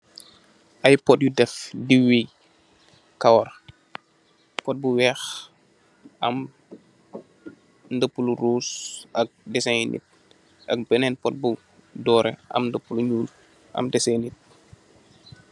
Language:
Wolof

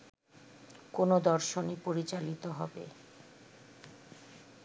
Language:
Bangla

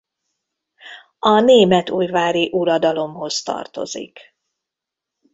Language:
Hungarian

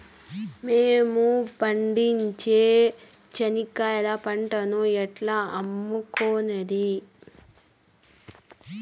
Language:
Telugu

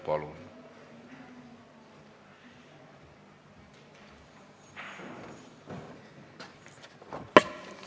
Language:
Estonian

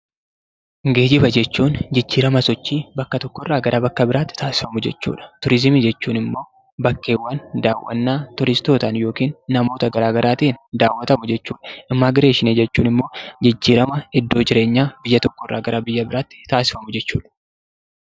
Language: Oromo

